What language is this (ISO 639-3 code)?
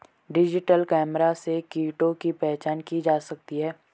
hin